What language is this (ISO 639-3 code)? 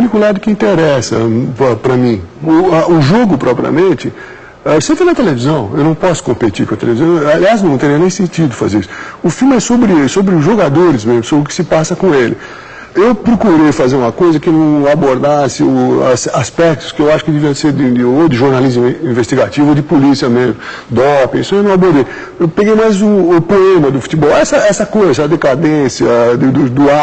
por